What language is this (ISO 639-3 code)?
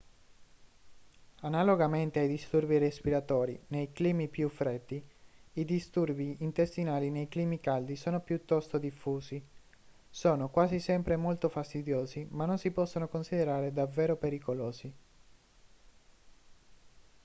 ita